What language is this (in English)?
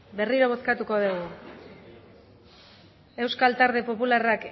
Basque